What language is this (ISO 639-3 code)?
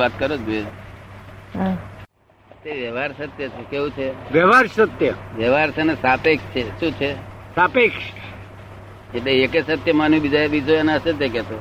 guj